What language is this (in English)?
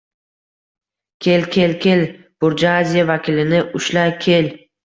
Uzbek